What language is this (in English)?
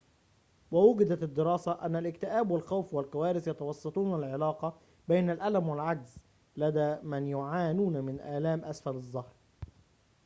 Arabic